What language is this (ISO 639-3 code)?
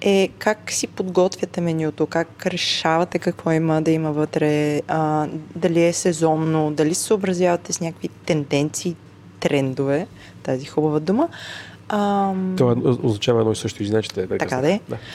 bul